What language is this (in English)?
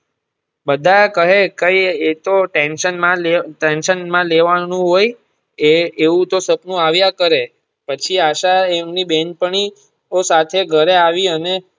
Gujarati